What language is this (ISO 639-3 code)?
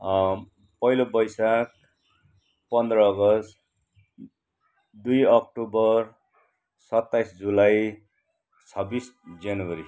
nep